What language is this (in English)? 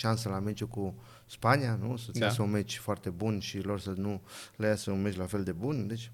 Romanian